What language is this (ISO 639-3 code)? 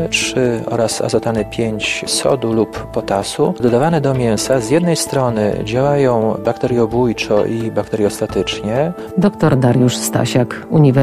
pol